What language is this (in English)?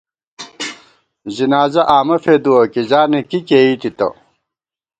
Gawar-Bati